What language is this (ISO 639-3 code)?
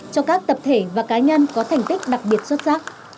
vie